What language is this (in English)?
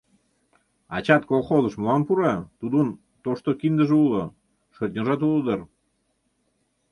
Mari